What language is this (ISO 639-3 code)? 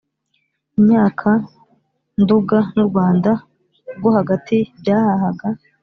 kin